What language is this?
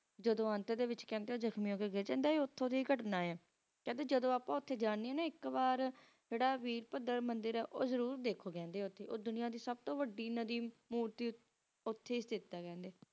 Punjabi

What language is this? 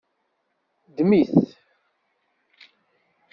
Kabyle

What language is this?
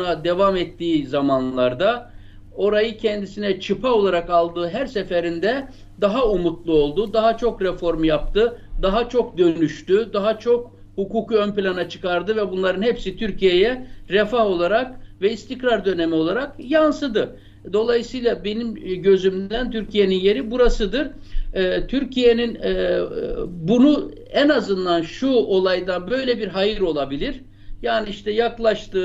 Turkish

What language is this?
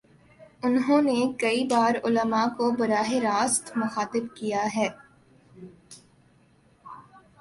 Urdu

